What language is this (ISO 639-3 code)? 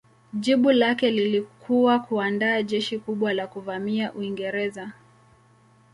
swa